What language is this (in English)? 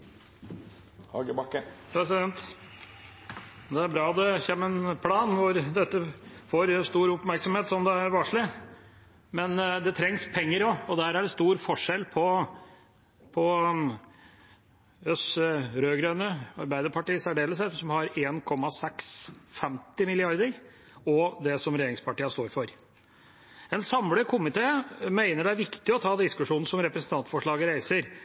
Norwegian